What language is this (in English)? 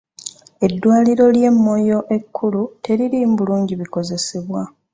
Ganda